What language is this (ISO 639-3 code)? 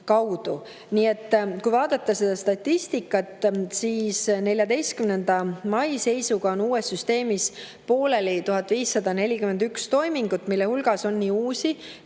est